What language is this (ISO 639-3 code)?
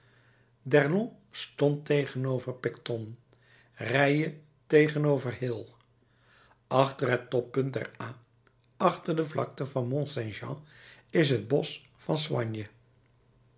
nld